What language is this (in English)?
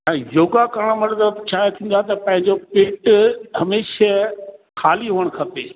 Sindhi